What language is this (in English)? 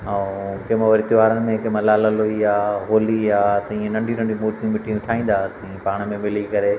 Sindhi